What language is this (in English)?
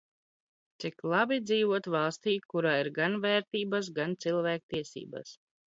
Latvian